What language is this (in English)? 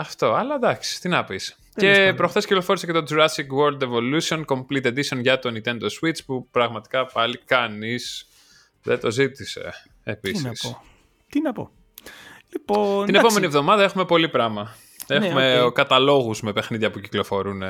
Greek